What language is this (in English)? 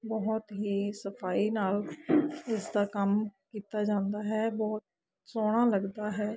Punjabi